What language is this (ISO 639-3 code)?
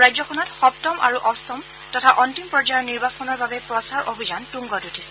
asm